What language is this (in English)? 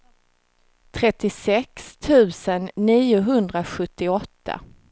Swedish